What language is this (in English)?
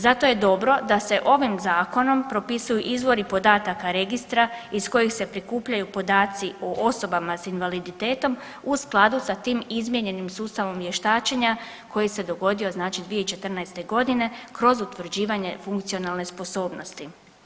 Croatian